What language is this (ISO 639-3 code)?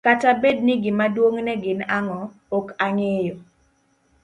luo